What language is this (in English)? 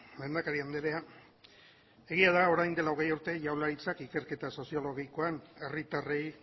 Basque